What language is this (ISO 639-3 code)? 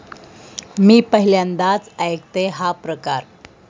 mar